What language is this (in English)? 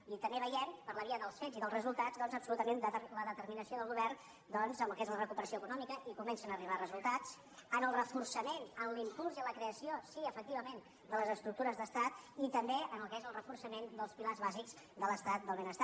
Catalan